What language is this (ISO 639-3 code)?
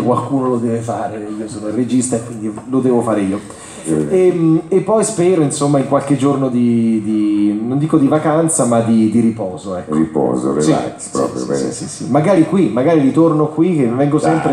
ita